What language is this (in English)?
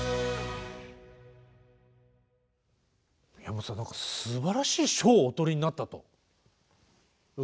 Japanese